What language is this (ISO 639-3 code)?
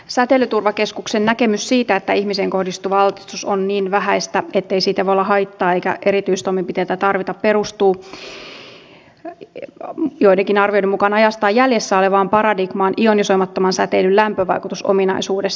fin